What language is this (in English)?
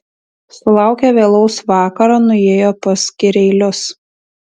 Lithuanian